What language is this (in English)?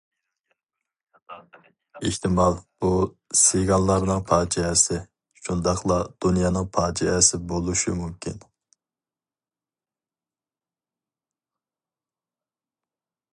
Uyghur